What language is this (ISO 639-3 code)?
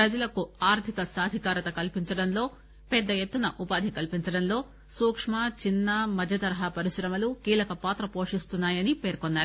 tel